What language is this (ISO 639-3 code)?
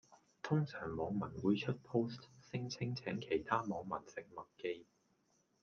yue